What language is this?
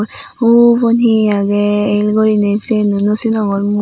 Chakma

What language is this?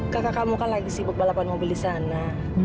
Indonesian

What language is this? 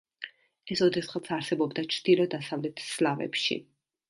Georgian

